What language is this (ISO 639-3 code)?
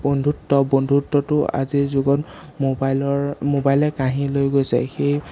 asm